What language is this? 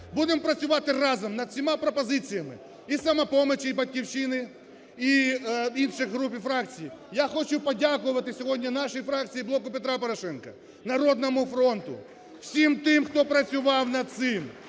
Ukrainian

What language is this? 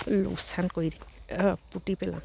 Assamese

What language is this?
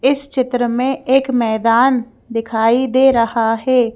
Hindi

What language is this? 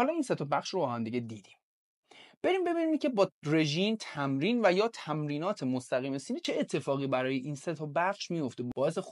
Persian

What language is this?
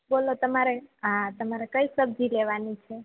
Gujarati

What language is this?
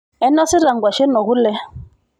Masai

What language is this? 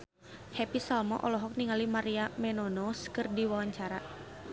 Sundanese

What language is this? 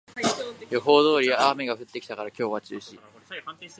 Japanese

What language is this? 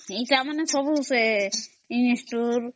Odia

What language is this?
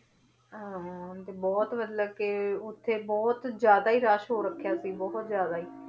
Punjabi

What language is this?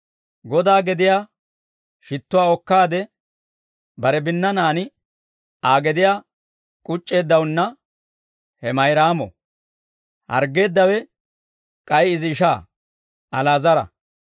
Dawro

